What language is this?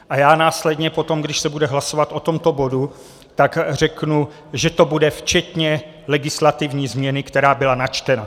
Czech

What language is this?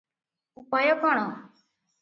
Odia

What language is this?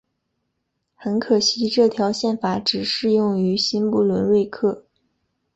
Chinese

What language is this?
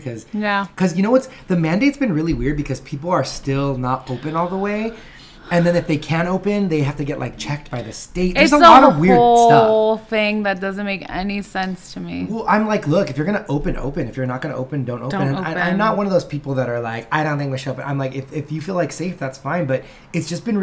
English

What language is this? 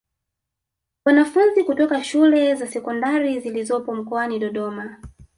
Swahili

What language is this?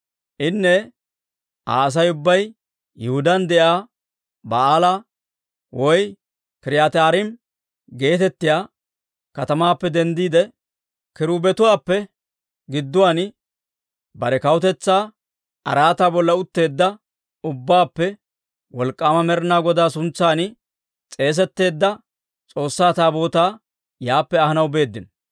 Dawro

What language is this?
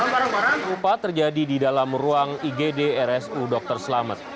Indonesian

